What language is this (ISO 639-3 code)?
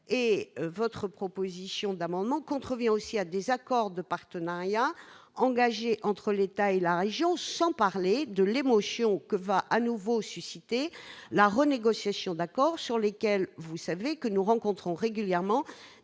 fra